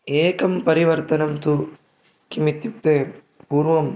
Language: Sanskrit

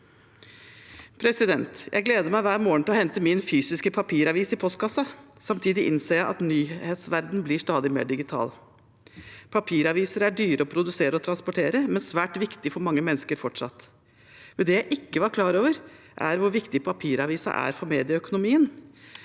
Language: Norwegian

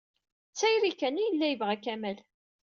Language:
Kabyle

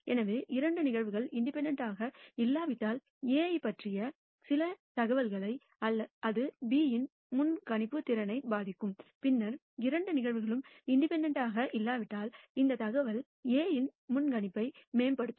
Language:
Tamil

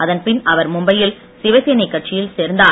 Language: Tamil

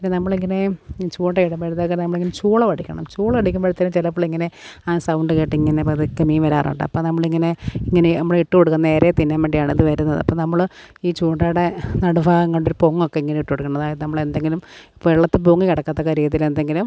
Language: Malayalam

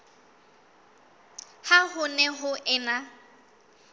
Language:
Southern Sotho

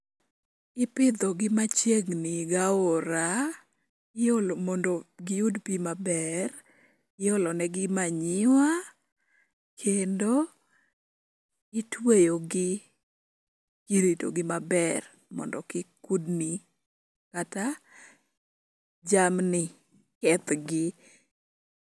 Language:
Luo (Kenya and Tanzania)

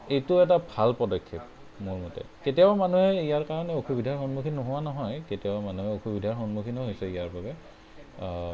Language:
Assamese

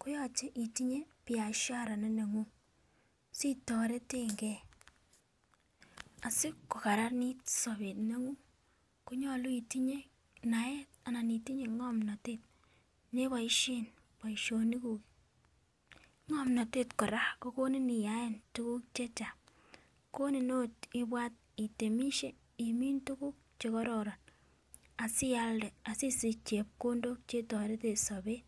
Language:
Kalenjin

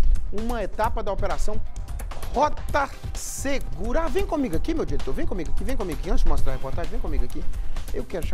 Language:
Portuguese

